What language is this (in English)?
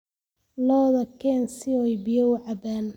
Somali